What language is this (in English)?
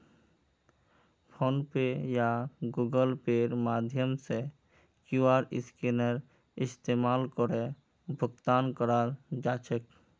Magahi